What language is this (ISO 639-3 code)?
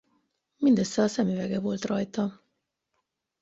hun